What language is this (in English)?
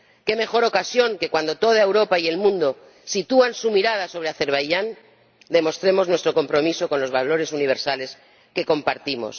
Spanish